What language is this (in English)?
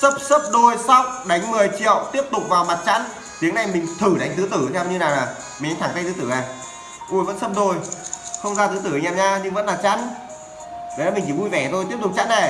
Vietnamese